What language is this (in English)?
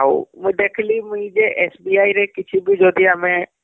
Odia